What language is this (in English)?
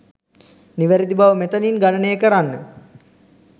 Sinhala